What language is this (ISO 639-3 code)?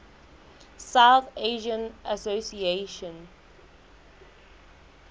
sot